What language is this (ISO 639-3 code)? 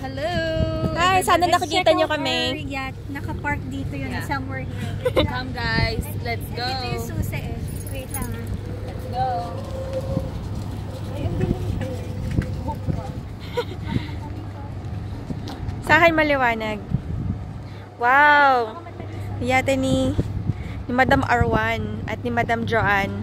eng